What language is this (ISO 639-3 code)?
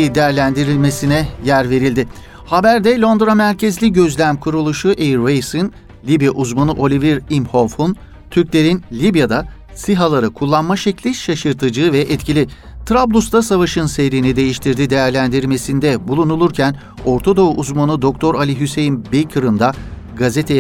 tur